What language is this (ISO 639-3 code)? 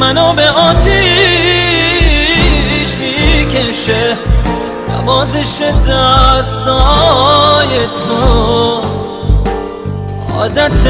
fas